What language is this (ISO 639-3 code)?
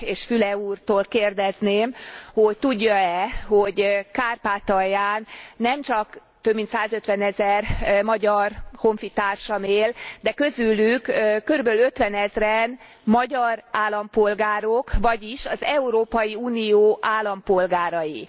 hun